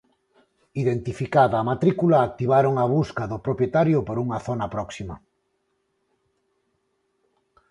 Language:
Galician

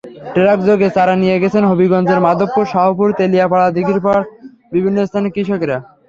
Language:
Bangla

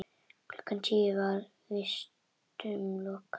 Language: Icelandic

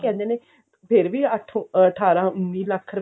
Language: Punjabi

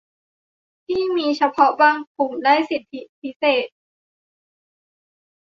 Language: Thai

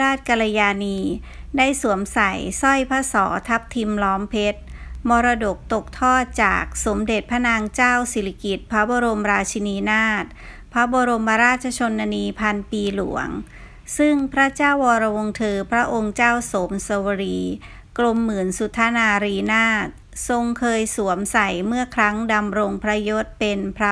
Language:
Thai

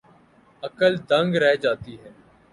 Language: Urdu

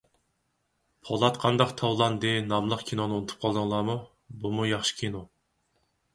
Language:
Uyghur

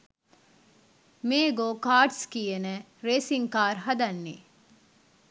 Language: Sinhala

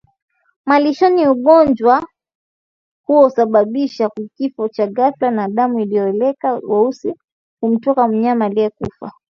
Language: Swahili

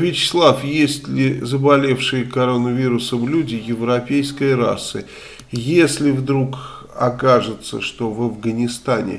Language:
Russian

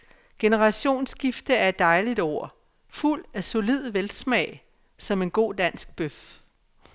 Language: Danish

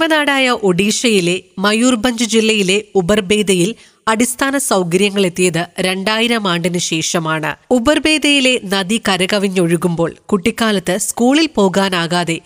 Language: Malayalam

